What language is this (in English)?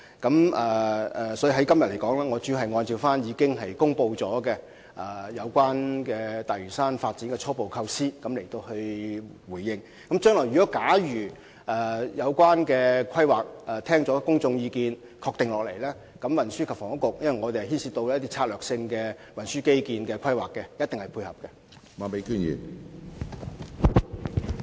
Cantonese